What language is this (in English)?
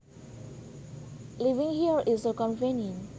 Javanese